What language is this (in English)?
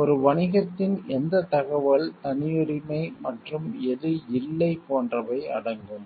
Tamil